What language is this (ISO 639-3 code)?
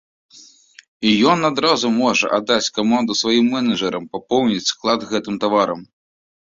bel